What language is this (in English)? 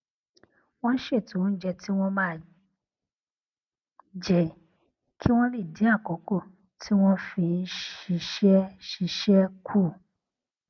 Yoruba